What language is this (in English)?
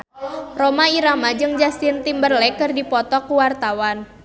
Sundanese